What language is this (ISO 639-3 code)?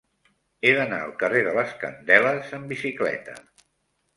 cat